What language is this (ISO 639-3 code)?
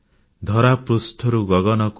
ori